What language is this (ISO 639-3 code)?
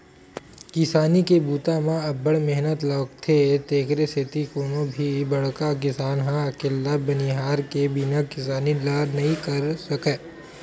hne